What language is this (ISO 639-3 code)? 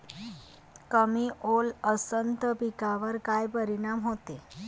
mar